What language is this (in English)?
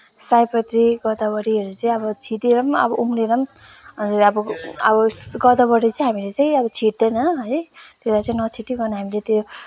Nepali